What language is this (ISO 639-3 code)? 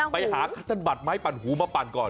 tha